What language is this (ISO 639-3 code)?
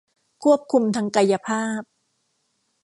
tha